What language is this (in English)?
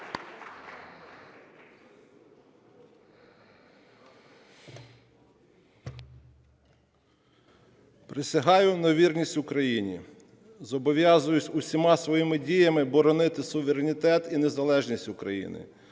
Ukrainian